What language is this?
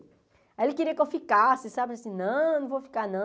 Portuguese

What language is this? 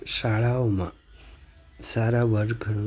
Gujarati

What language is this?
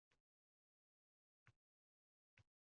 Uzbek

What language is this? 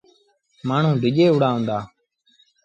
Sindhi Bhil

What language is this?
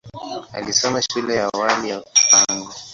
Swahili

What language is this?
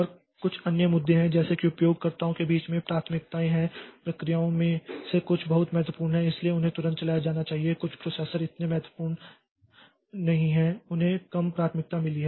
Hindi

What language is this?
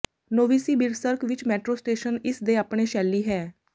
Punjabi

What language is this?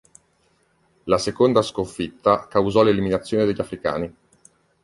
Italian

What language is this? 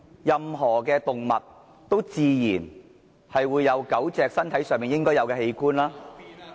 Cantonese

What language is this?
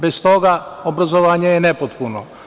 Serbian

